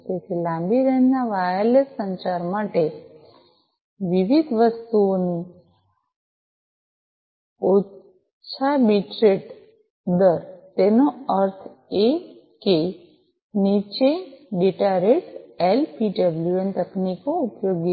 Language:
Gujarati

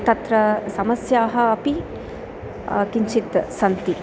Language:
Sanskrit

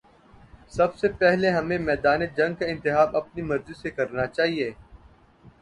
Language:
Urdu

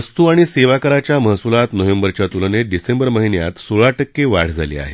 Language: Marathi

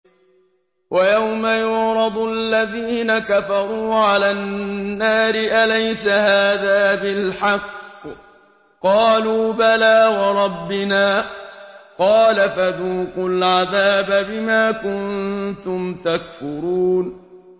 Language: Arabic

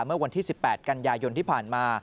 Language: Thai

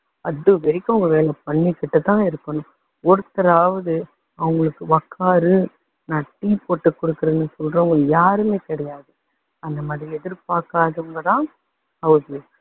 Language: Tamil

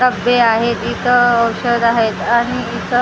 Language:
Marathi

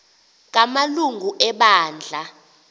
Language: Xhosa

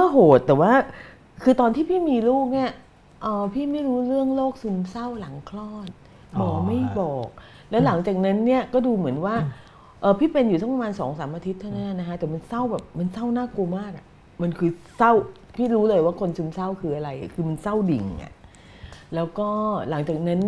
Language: Thai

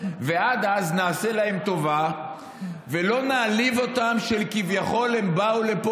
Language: Hebrew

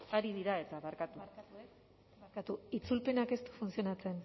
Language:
Basque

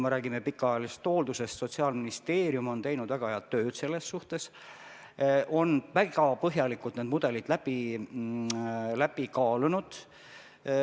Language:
Estonian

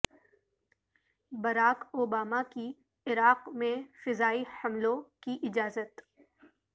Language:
Urdu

